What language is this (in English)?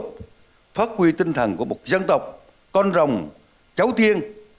Vietnamese